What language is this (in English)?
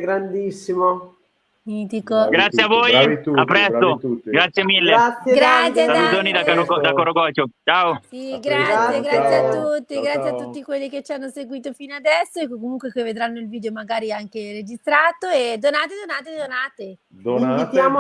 Italian